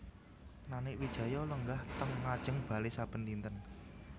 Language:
Javanese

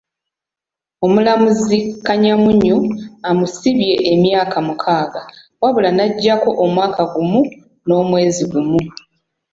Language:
Ganda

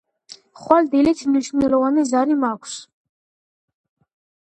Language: Georgian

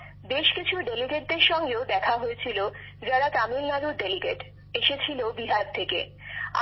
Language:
Bangla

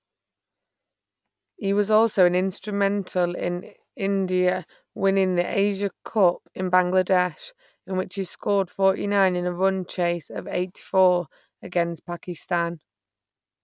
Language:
English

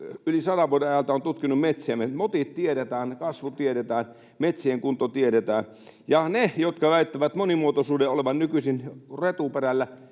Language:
Finnish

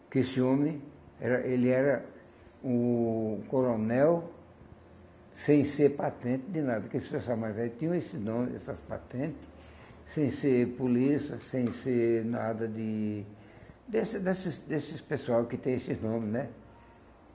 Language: Portuguese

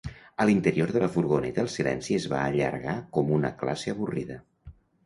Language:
Catalan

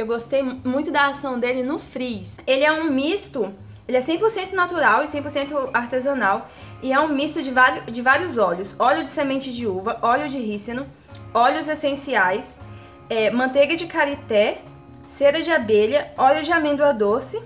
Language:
Portuguese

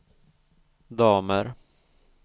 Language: Swedish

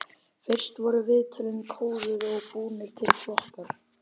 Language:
Icelandic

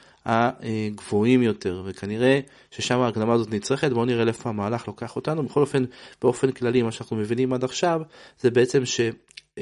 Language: Hebrew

